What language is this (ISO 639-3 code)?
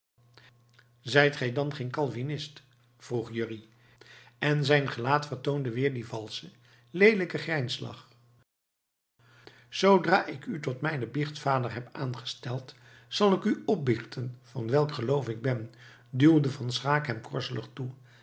nld